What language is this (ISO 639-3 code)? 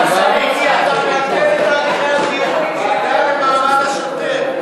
heb